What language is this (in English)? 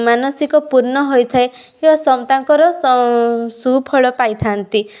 Odia